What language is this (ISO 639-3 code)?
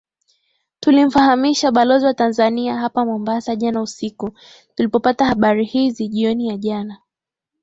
swa